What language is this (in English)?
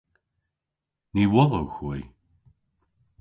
Cornish